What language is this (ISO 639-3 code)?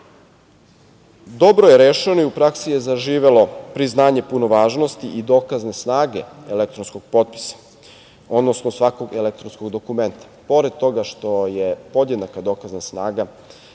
srp